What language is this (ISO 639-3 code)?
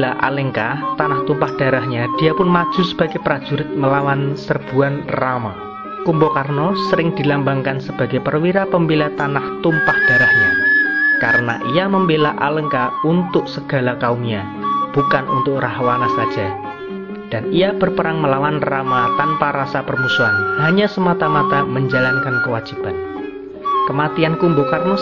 ind